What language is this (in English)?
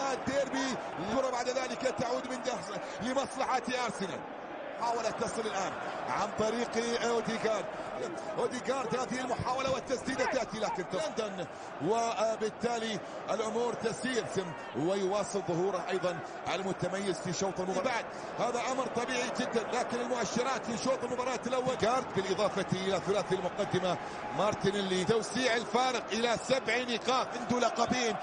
Arabic